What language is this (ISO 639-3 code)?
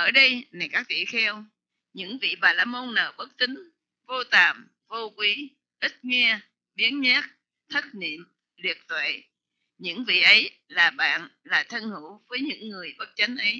vie